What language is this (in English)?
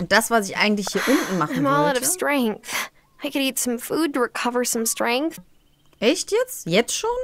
German